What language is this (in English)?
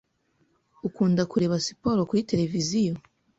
Kinyarwanda